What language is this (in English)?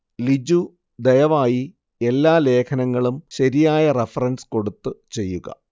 Malayalam